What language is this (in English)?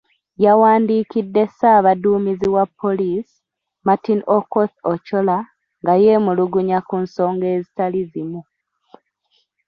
Ganda